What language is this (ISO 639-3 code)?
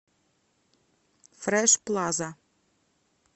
rus